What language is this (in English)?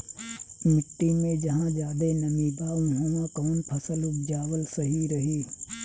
Bhojpuri